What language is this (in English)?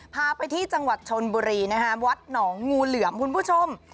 Thai